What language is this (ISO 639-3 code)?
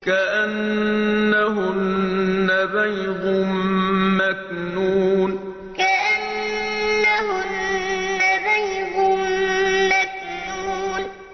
ara